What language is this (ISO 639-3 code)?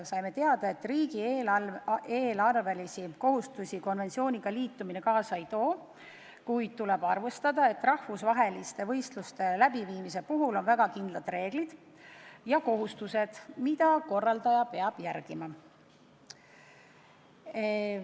est